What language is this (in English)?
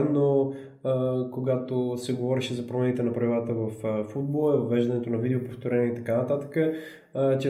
Bulgarian